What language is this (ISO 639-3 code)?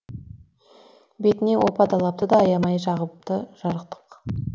kaz